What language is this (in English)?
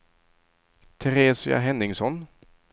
Swedish